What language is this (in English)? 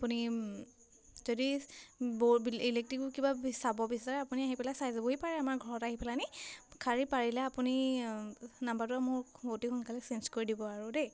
Assamese